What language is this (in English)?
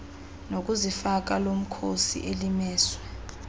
Xhosa